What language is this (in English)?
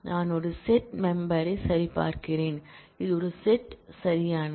Tamil